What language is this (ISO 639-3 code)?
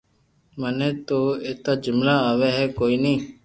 lrk